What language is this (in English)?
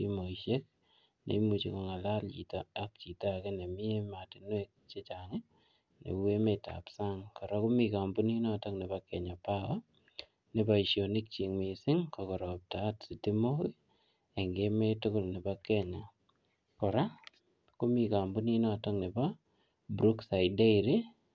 Kalenjin